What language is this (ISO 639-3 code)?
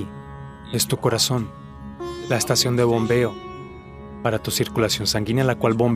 spa